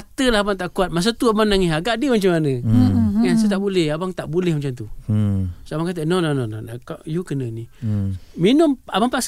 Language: Malay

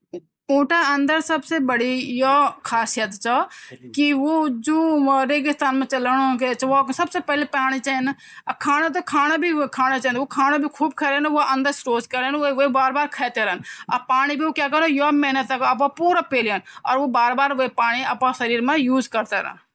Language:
Garhwali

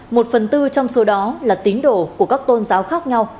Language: Vietnamese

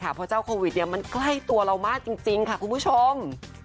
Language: Thai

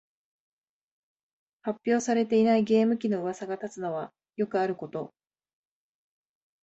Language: Japanese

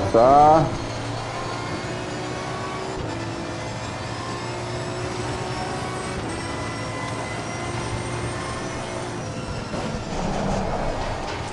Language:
Italian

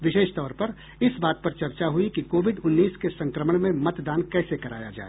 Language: Hindi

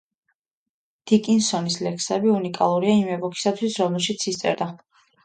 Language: Georgian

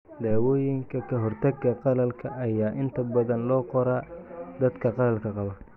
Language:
Somali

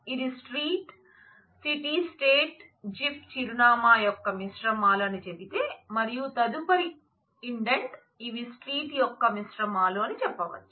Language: Telugu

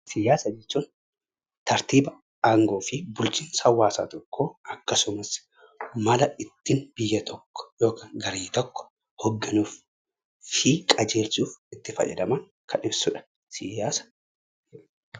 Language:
Oromo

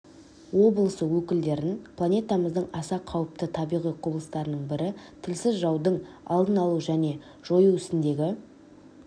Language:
Kazakh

